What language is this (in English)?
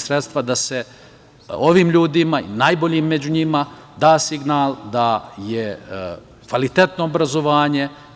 Serbian